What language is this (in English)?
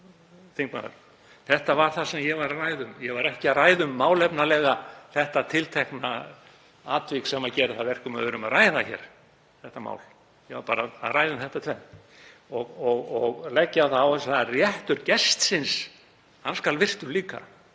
Icelandic